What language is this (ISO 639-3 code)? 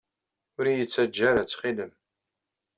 kab